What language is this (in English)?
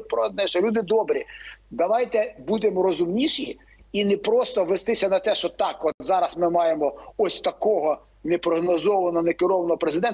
Ukrainian